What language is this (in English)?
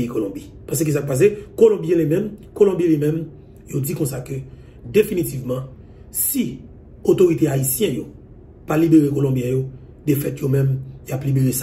French